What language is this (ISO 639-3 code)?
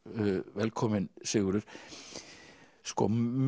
isl